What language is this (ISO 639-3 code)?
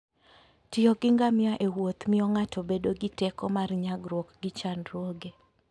luo